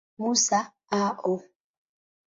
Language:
Swahili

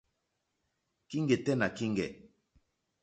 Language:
Mokpwe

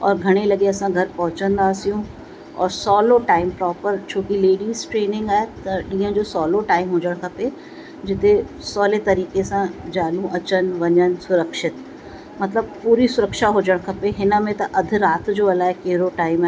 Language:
Sindhi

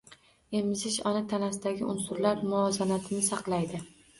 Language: Uzbek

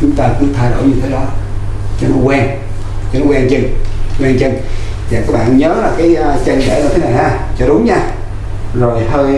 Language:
Vietnamese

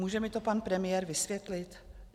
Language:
Czech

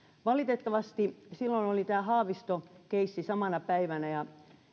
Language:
Finnish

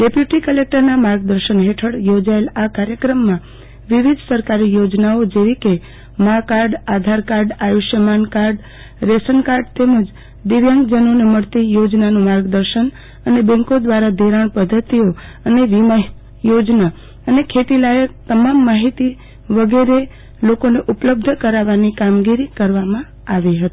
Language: Gujarati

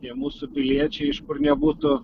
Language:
Lithuanian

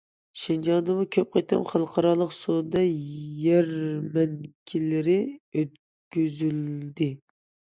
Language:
Uyghur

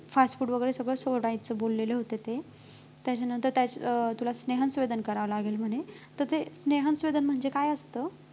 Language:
Marathi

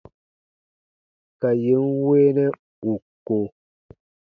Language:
Baatonum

